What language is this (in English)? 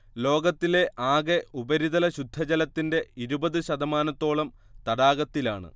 Malayalam